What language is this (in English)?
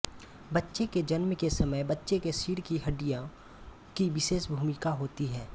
Hindi